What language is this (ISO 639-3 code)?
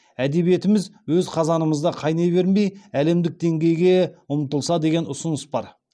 kaz